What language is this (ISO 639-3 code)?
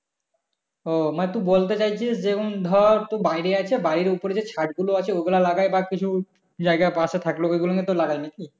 ben